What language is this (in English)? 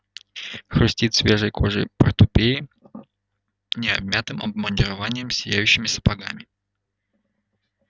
Russian